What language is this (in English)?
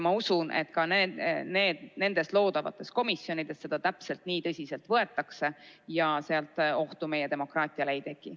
Estonian